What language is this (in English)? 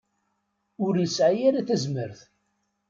Kabyle